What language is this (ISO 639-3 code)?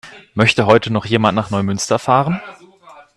deu